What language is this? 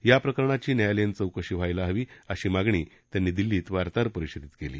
Marathi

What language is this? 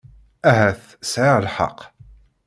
Kabyle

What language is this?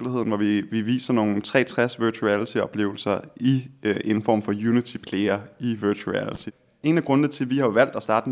Danish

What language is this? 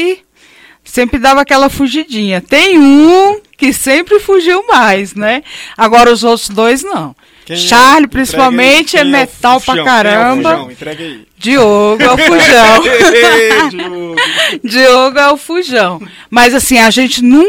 Portuguese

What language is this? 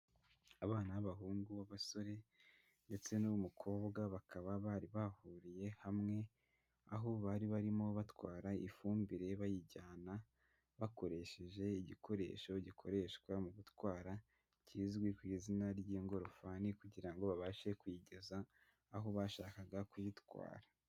Kinyarwanda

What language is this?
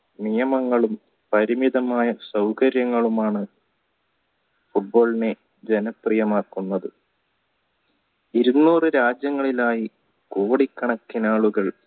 Malayalam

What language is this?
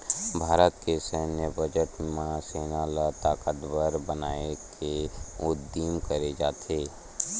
Chhattisgarhi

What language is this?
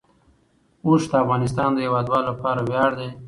Pashto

